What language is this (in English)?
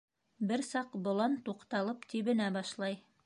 Bashkir